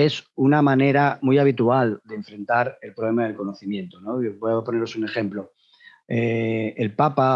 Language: Spanish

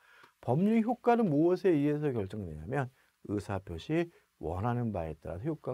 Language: Korean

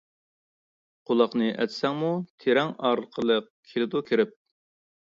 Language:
Uyghur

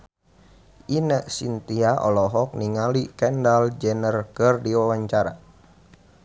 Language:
Sundanese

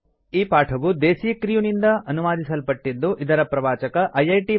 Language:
Kannada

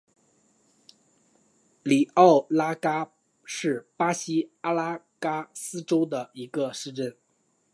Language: Chinese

